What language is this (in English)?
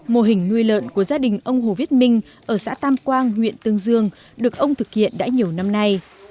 Vietnamese